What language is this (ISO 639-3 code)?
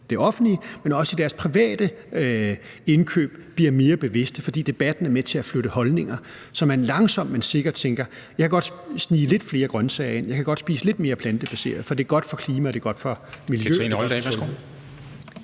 dan